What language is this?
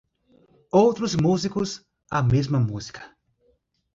Portuguese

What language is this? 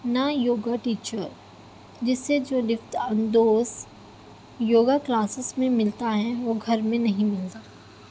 Urdu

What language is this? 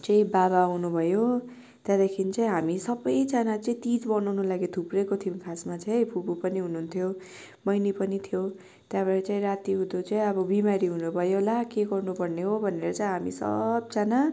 Nepali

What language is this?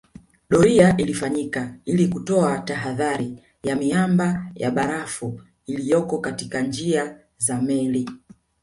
Swahili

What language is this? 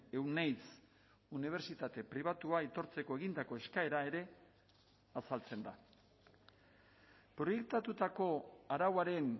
Basque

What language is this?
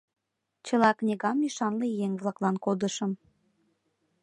Mari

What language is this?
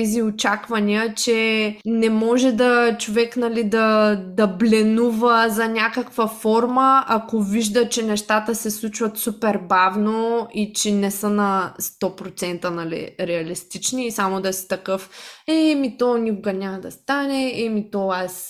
Bulgarian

